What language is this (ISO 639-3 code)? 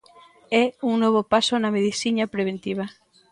glg